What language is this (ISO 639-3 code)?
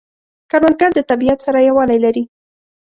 pus